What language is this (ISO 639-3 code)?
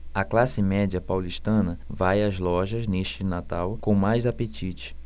por